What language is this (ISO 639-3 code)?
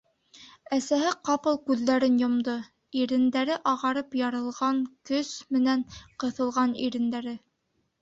bak